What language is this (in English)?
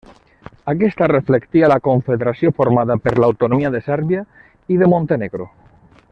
Catalan